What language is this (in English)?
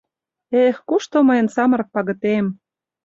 Mari